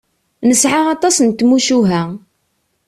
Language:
Kabyle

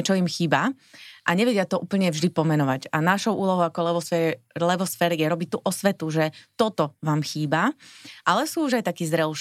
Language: Slovak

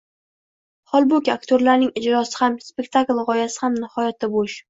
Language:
Uzbek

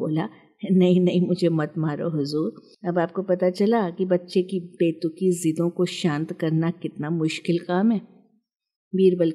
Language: Hindi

